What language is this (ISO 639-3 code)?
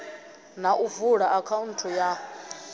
ven